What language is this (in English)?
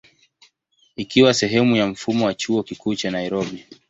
Swahili